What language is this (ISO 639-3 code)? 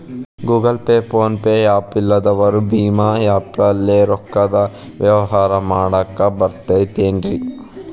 kan